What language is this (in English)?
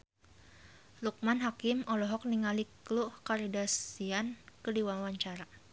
Sundanese